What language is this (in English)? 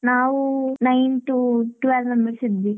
Kannada